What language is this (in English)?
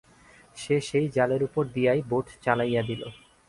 Bangla